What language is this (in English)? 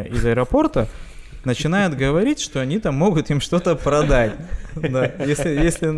Russian